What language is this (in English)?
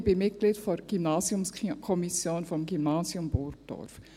Swiss German